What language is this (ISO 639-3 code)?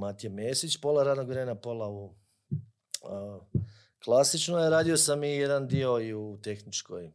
hrv